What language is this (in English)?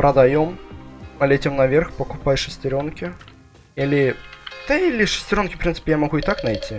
Russian